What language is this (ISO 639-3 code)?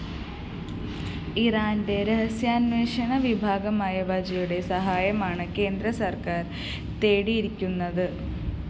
mal